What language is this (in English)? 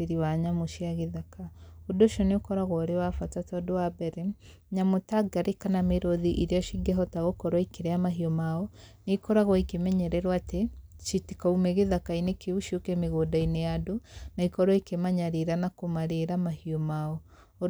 Kikuyu